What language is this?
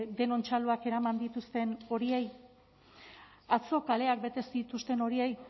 Basque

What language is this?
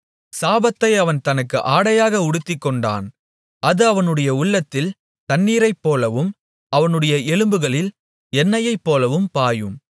Tamil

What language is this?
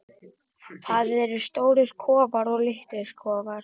Icelandic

